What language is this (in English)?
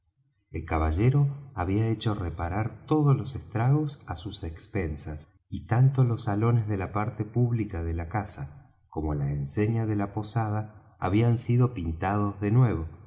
Spanish